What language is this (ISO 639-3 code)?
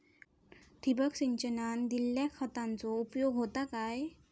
mar